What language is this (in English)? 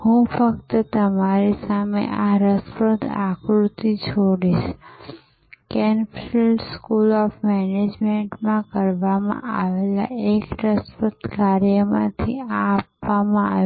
Gujarati